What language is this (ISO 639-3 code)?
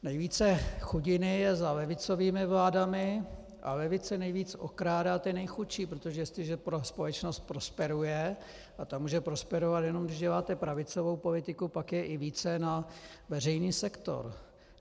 ces